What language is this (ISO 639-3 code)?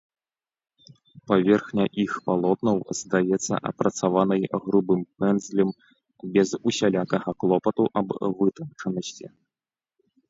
bel